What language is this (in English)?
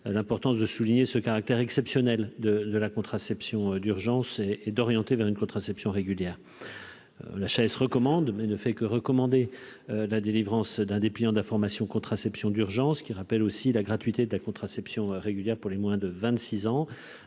French